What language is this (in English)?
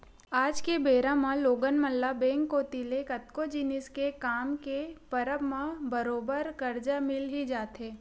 Chhattisgarhi